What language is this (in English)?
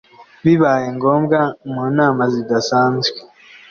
Kinyarwanda